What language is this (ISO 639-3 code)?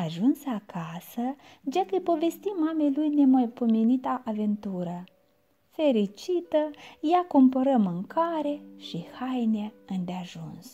ron